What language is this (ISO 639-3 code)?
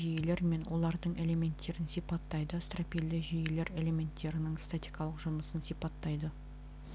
kaz